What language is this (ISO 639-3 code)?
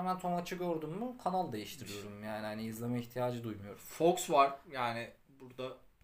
tur